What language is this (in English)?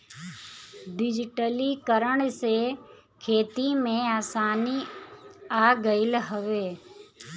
Bhojpuri